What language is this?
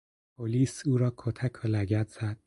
Persian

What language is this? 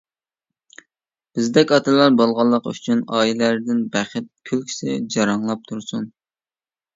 Uyghur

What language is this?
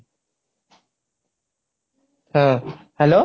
Odia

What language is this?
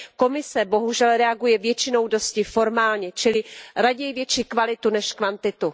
Czech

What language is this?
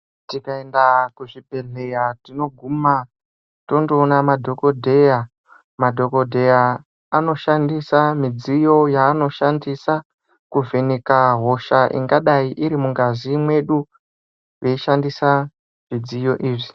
Ndau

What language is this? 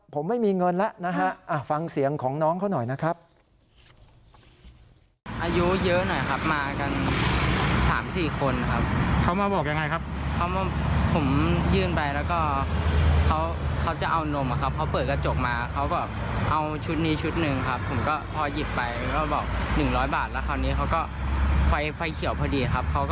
Thai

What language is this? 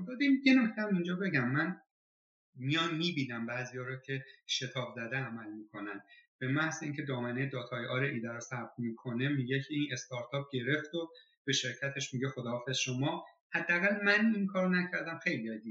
Persian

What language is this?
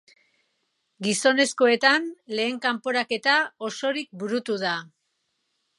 Basque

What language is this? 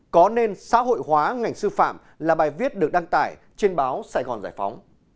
Vietnamese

